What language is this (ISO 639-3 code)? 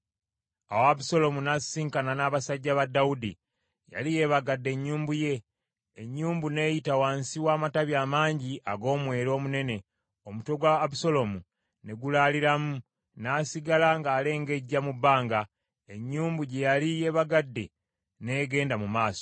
lug